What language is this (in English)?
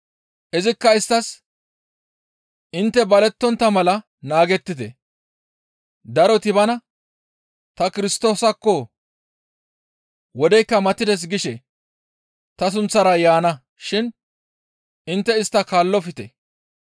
Gamo